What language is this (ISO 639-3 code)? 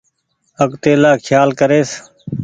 gig